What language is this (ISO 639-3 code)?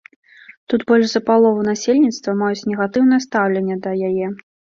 bel